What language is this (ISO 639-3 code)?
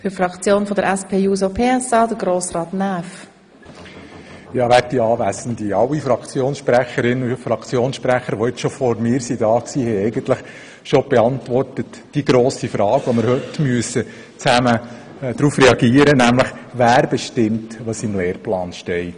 gsw